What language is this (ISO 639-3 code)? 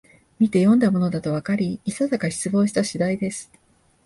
jpn